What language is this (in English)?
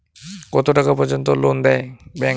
Bangla